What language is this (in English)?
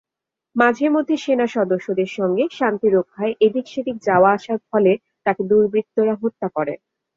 Bangla